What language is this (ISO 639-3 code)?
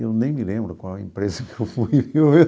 por